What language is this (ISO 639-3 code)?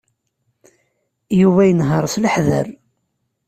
kab